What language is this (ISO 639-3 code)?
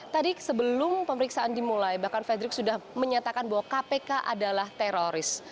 ind